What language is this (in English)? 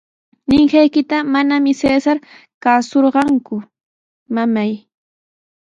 Sihuas Ancash Quechua